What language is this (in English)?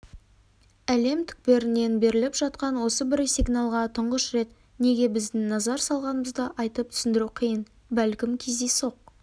Kazakh